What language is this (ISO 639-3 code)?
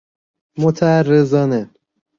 fas